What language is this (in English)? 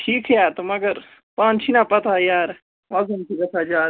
Kashmiri